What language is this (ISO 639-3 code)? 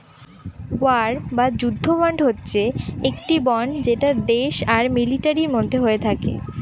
ben